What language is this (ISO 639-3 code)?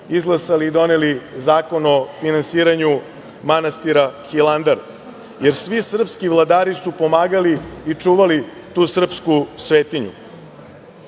srp